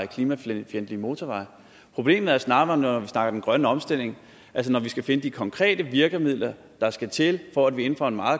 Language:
Danish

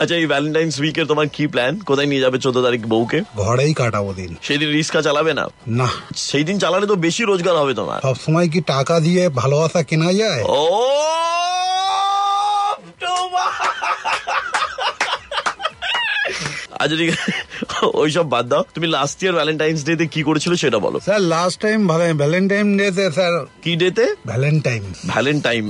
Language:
Hindi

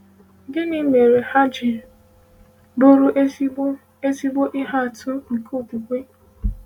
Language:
Igbo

